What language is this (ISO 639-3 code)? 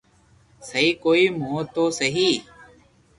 lrk